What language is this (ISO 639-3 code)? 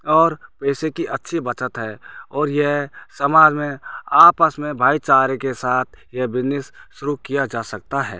hin